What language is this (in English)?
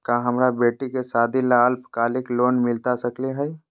Magahi